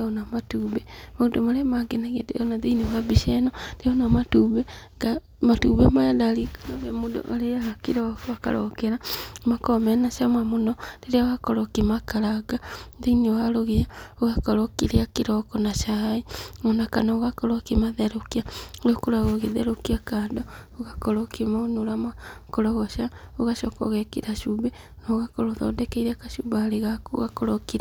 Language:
Kikuyu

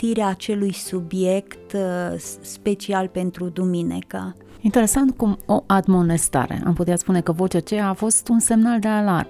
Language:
Romanian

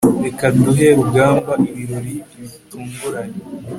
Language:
Kinyarwanda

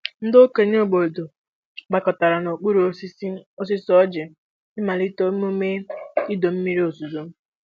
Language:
Igbo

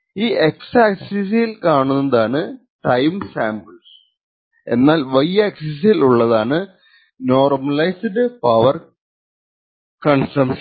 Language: Malayalam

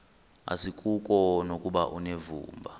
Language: Xhosa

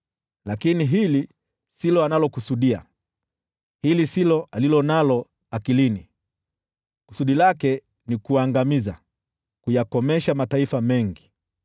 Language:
Swahili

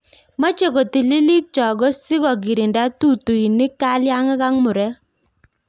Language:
Kalenjin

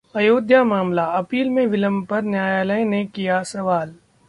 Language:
Hindi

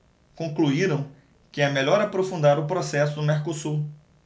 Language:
Portuguese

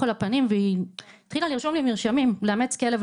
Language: Hebrew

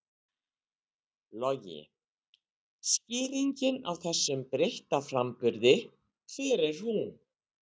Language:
Icelandic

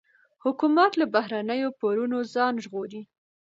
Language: Pashto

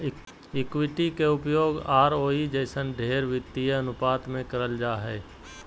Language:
Magahi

